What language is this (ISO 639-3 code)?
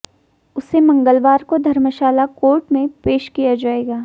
hin